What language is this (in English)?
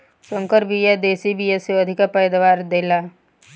Bhojpuri